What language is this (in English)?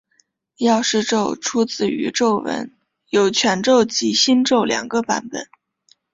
Chinese